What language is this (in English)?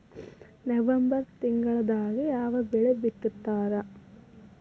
Kannada